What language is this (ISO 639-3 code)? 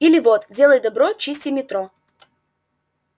rus